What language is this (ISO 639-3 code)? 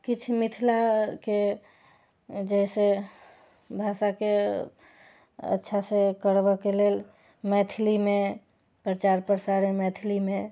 mai